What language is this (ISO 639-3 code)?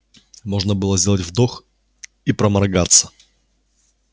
rus